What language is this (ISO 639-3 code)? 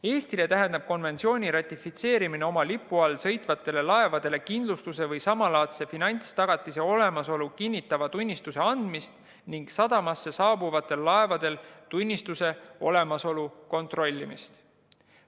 est